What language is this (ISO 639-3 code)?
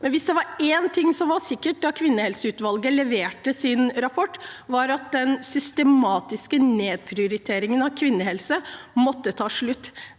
nor